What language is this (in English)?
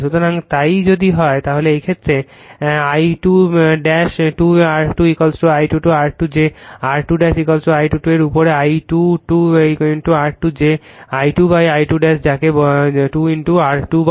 Bangla